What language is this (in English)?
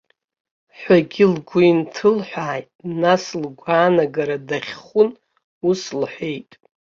Abkhazian